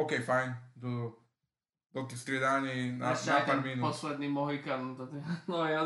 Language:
Slovak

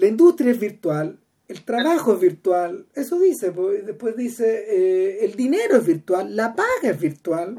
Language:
Spanish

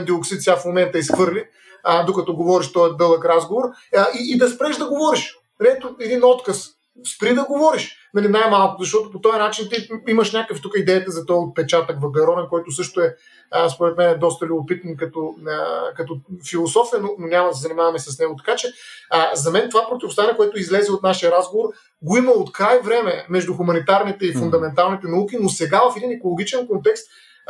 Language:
Bulgarian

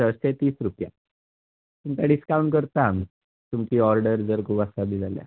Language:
Konkani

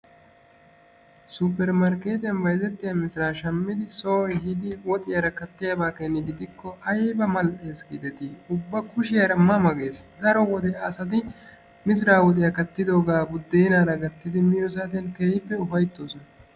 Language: Wolaytta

